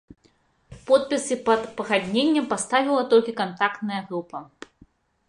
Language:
Belarusian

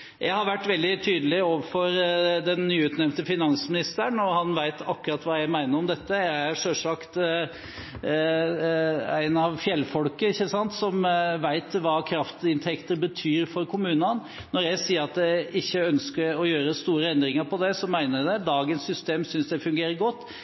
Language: Norwegian Bokmål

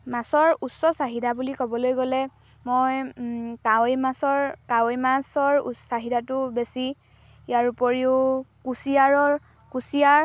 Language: Assamese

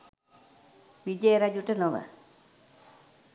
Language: Sinhala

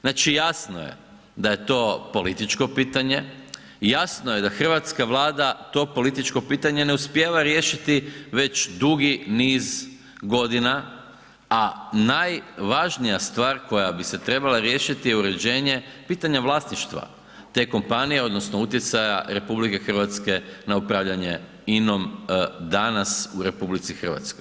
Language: Croatian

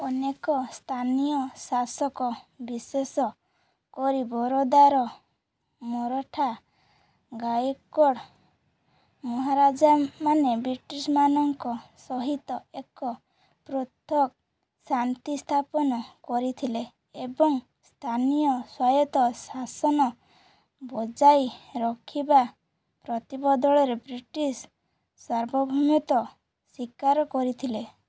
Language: Odia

